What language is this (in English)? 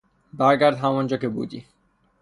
Persian